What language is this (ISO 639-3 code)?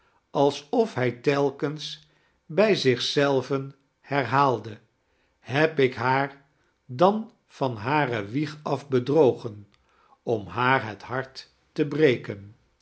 nld